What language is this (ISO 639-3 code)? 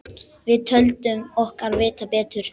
isl